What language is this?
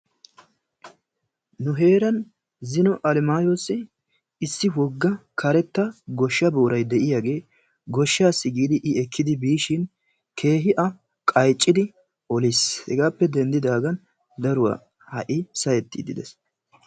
Wolaytta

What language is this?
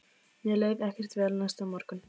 Icelandic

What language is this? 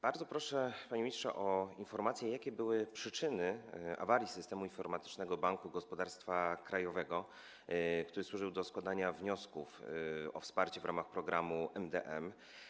Polish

